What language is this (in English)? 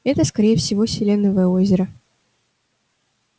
Russian